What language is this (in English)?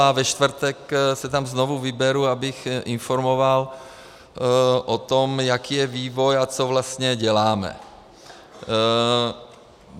Czech